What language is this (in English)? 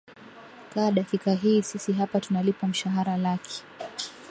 Swahili